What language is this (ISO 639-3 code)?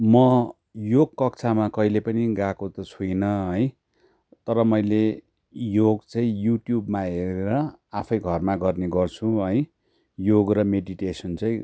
nep